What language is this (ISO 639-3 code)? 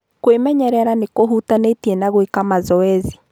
kik